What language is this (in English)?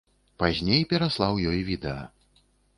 Belarusian